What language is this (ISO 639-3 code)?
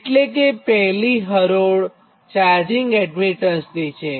guj